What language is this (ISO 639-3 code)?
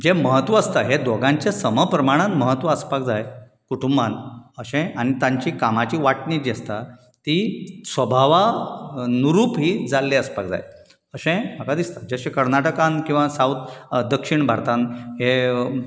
kok